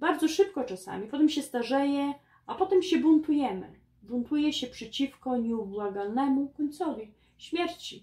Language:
Polish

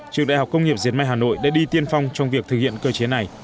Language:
Vietnamese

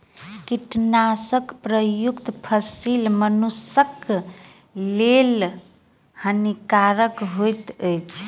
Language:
Maithili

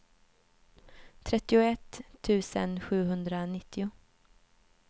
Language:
Swedish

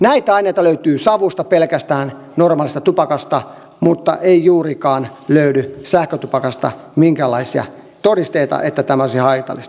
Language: Finnish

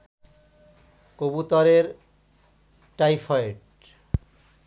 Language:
Bangla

